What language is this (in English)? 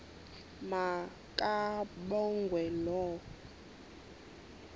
Xhosa